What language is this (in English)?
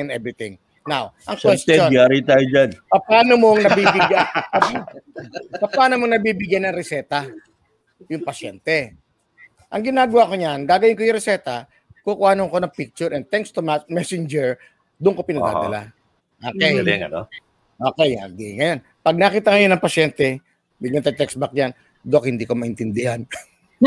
Filipino